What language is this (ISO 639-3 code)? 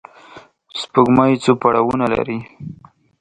pus